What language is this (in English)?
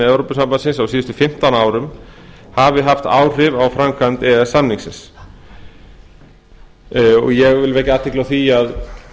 Icelandic